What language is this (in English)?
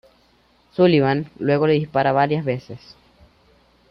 Spanish